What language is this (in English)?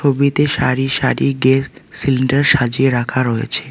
Bangla